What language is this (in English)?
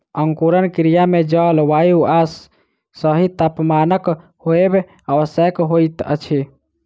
Maithili